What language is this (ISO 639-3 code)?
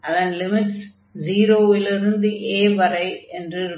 tam